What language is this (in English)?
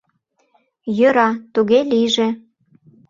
Mari